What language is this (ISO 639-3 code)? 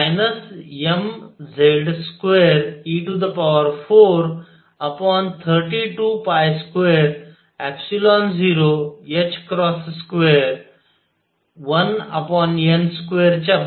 mar